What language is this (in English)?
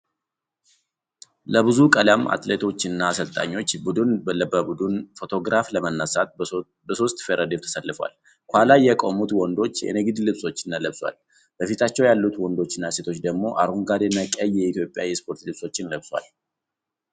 Amharic